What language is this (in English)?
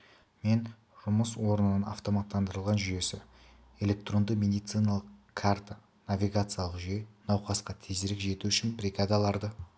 Kazakh